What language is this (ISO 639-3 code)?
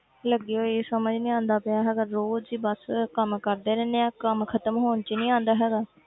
pan